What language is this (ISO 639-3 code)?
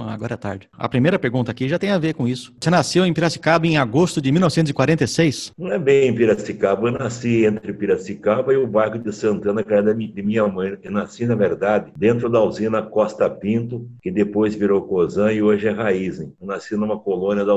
por